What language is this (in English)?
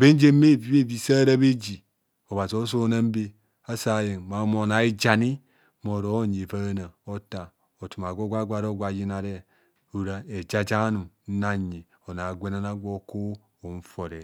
Kohumono